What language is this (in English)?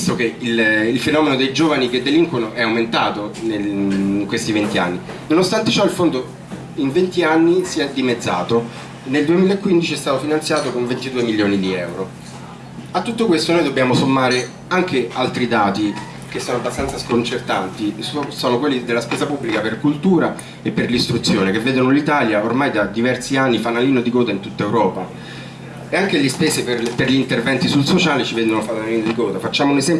Italian